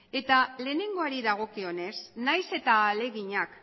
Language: Basque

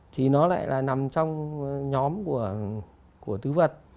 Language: Vietnamese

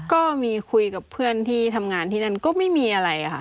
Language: Thai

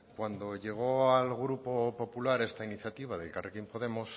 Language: Spanish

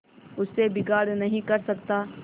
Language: Hindi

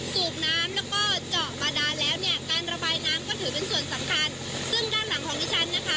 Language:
Thai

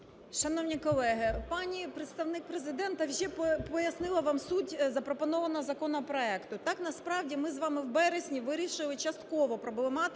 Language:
Ukrainian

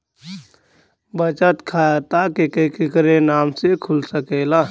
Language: Bhojpuri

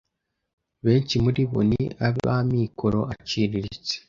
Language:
Kinyarwanda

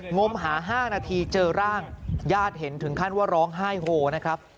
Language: Thai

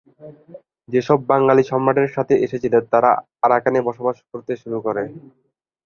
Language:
Bangla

